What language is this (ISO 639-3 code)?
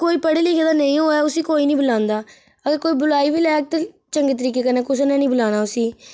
doi